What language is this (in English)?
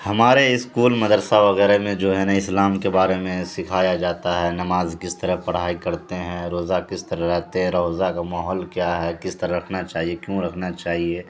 Urdu